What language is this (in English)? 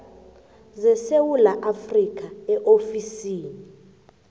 South Ndebele